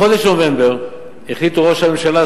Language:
Hebrew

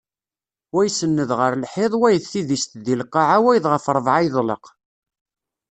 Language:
Kabyle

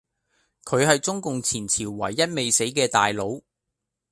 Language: Cantonese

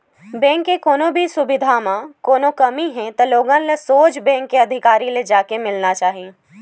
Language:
Chhattisgarhi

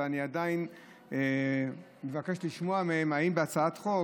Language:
Hebrew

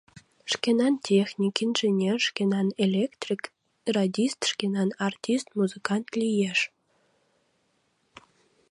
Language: Mari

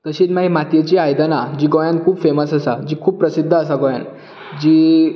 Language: Konkani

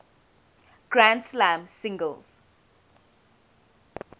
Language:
English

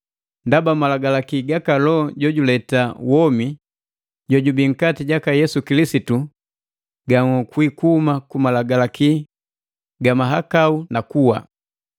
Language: Matengo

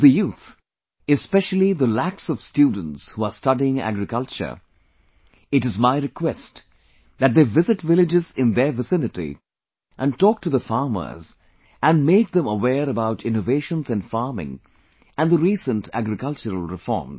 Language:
English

